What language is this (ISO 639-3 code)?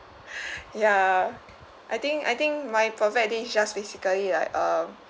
eng